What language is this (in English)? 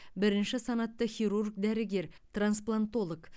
Kazakh